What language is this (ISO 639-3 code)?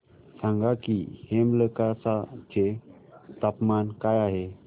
mar